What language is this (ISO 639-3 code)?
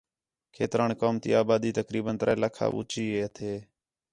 xhe